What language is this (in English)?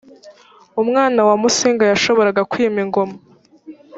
Kinyarwanda